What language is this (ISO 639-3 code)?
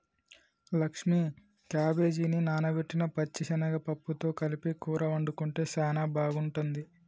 tel